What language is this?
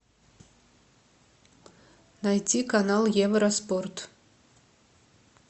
Russian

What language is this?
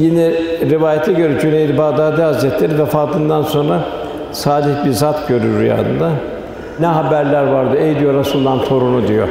Turkish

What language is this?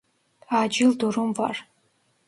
Turkish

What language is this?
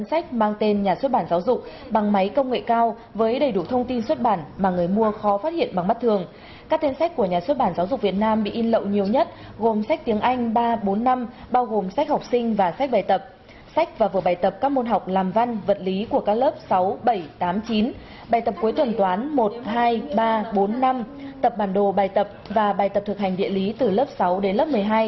Vietnamese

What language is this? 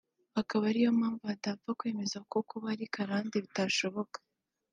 Kinyarwanda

